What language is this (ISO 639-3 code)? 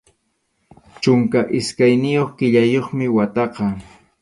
qxu